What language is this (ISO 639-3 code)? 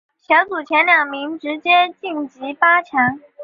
zho